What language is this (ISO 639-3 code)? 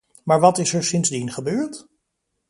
nld